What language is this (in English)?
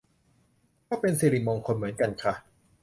Thai